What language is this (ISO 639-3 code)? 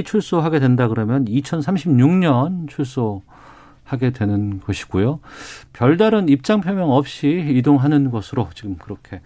kor